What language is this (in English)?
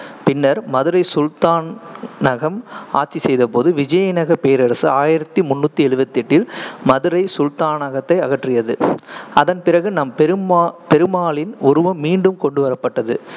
Tamil